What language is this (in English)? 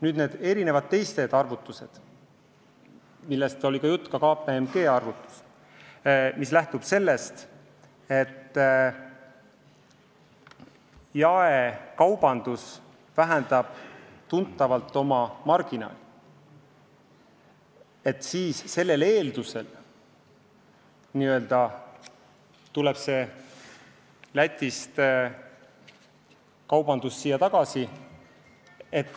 Estonian